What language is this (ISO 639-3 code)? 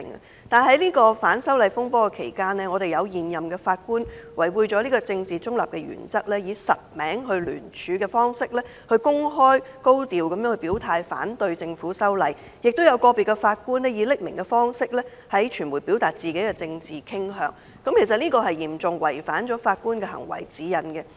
yue